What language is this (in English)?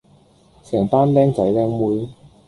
Cantonese